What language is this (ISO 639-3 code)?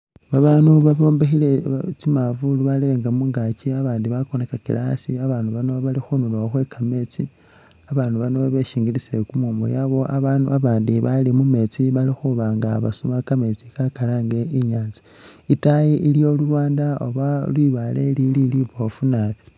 myx